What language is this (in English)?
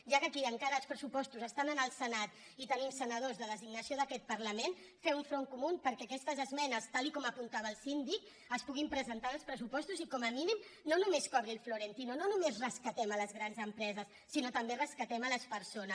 Catalan